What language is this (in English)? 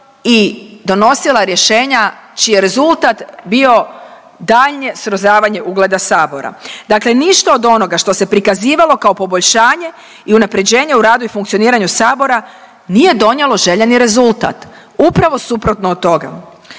Croatian